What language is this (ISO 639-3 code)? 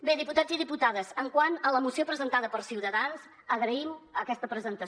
cat